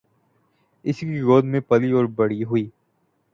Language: Urdu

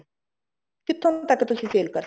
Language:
Punjabi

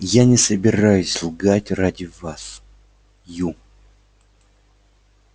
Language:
Russian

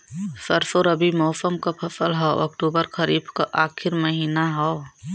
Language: Bhojpuri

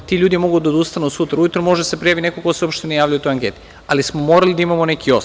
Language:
Serbian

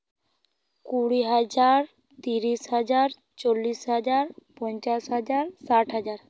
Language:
Santali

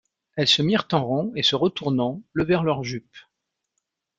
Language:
French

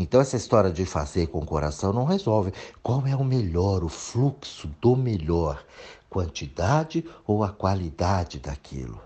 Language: Portuguese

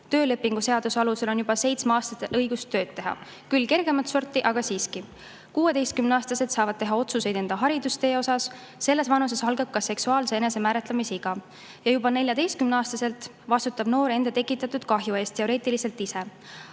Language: Estonian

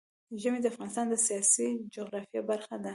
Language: Pashto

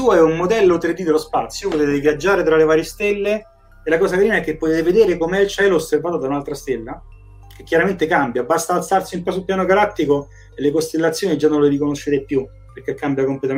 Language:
Italian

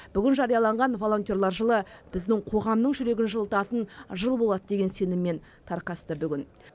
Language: Kazakh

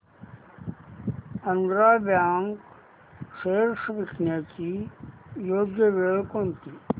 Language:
Marathi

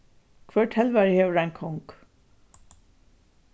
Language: Faroese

